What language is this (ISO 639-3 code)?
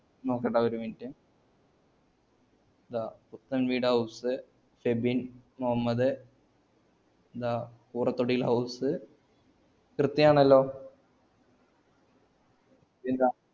mal